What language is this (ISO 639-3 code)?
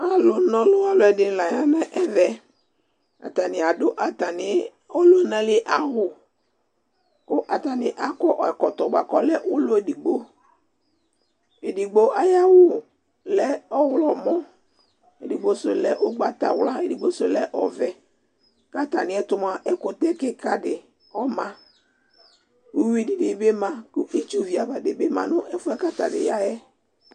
kpo